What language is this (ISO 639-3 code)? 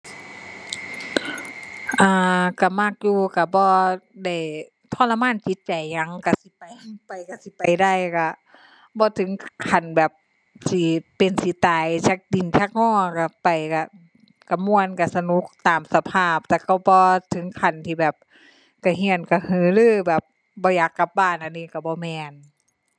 tha